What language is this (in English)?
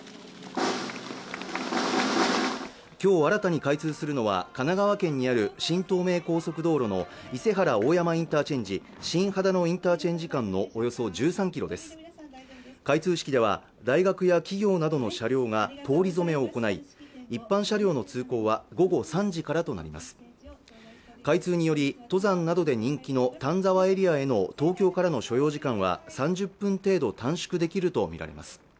Japanese